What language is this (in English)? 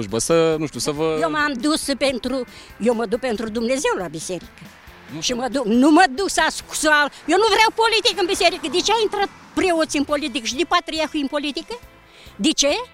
Romanian